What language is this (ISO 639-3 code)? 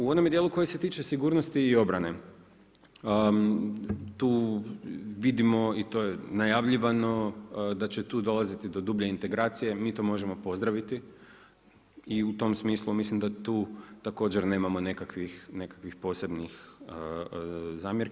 hrv